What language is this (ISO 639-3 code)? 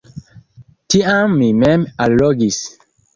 epo